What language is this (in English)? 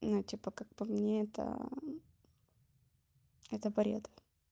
Russian